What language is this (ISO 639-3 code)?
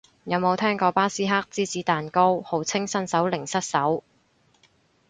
yue